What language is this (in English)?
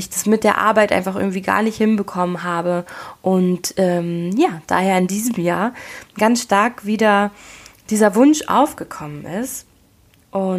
German